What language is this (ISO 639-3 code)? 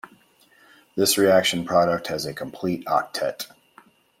eng